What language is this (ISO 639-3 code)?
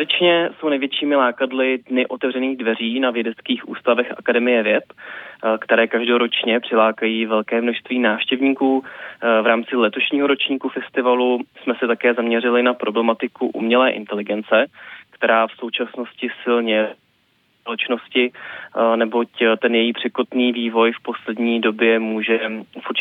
ces